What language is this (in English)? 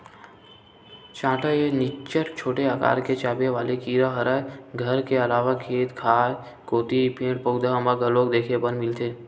Chhattisgarhi